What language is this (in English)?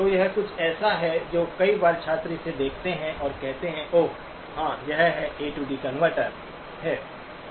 Hindi